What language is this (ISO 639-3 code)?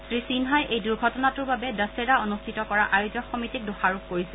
asm